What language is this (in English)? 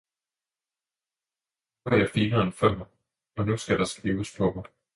Danish